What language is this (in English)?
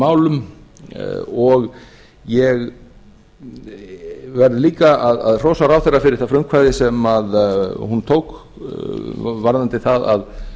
Icelandic